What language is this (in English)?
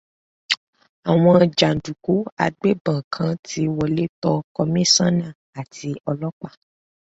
Yoruba